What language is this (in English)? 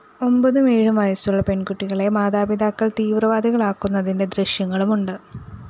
Malayalam